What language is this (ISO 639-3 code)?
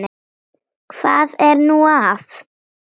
isl